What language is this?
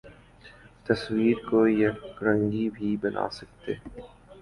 Urdu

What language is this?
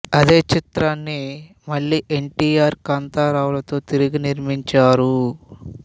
Telugu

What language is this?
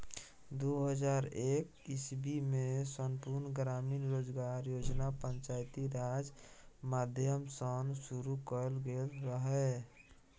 Maithili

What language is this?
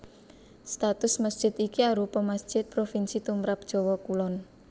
Javanese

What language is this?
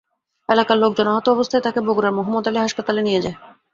Bangla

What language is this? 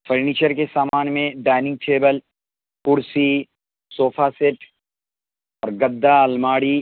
Urdu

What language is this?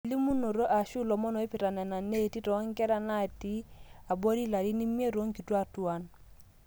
Masai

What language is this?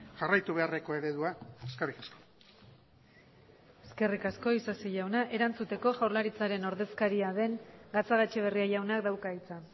Basque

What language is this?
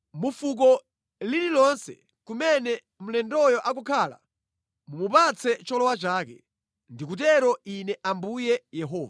Nyanja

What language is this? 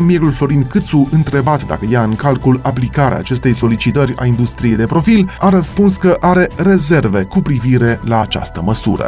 Romanian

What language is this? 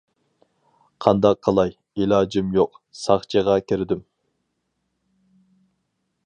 Uyghur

